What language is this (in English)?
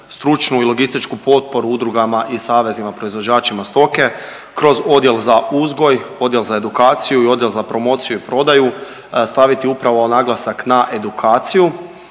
Croatian